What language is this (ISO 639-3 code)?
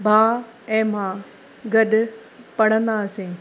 snd